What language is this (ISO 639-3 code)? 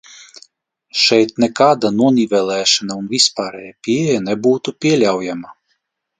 lav